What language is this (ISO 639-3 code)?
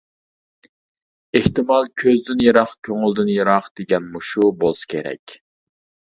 uig